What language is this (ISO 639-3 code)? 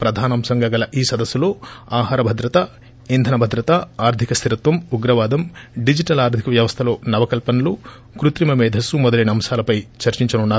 tel